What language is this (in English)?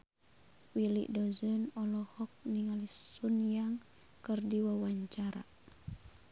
Sundanese